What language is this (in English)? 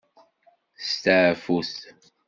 Kabyle